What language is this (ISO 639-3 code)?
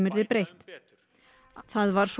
isl